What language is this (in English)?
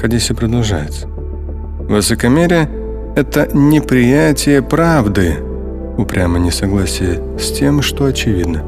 Russian